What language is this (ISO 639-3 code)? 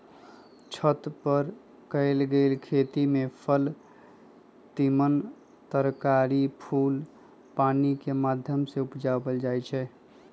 mag